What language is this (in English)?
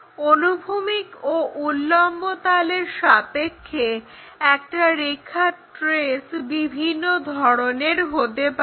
Bangla